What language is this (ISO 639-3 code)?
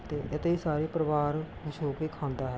pan